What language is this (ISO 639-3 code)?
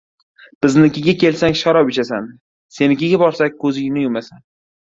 uzb